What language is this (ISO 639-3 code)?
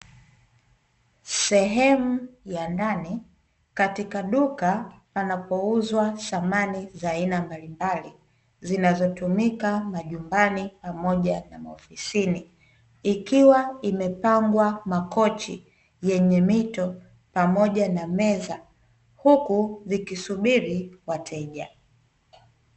swa